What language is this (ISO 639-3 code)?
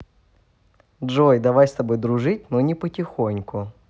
rus